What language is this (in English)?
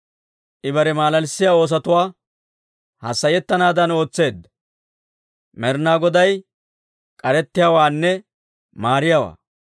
Dawro